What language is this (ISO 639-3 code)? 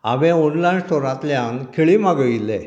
kok